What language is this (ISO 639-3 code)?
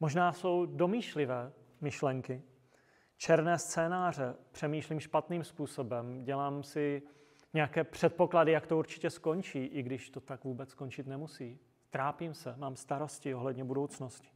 ces